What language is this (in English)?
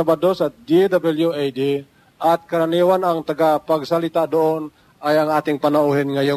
Filipino